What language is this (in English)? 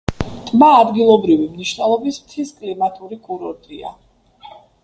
Georgian